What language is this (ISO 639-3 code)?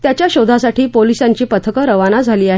mar